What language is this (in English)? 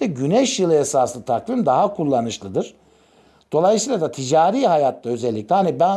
Turkish